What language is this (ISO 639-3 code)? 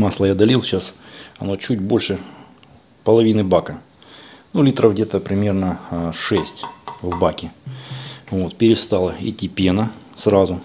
rus